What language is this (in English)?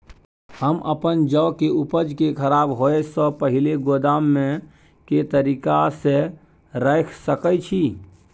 Maithili